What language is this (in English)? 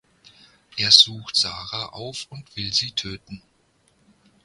German